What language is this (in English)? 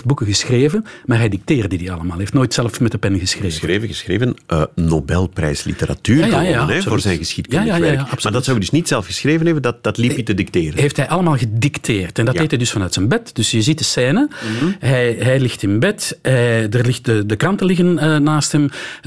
Dutch